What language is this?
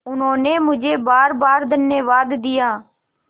Hindi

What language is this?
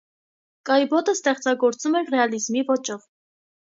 Armenian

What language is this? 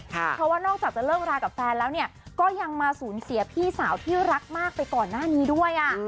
Thai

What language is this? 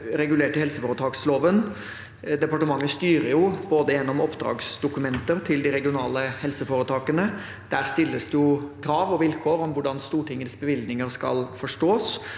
Norwegian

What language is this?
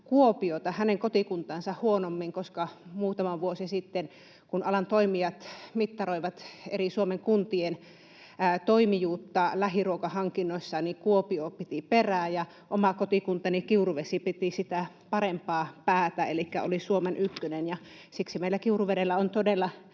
Finnish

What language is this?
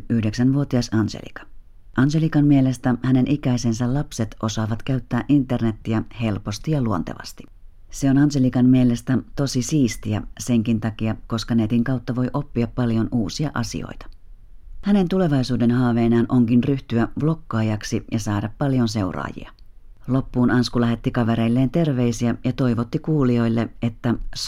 Finnish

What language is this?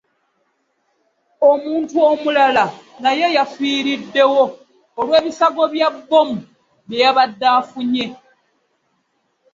Ganda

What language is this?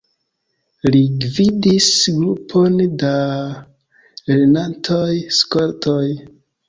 Esperanto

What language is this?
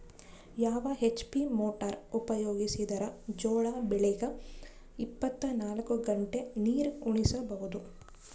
Kannada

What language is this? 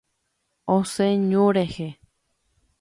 Guarani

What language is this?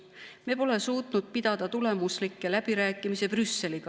Estonian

